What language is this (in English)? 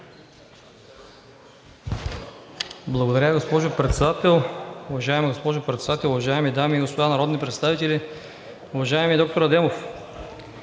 Bulgarian